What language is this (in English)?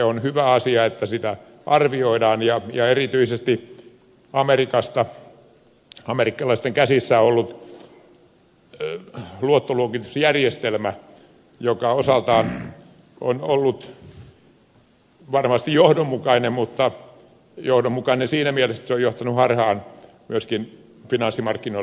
Finnish